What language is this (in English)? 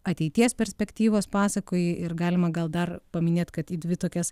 Lithuanian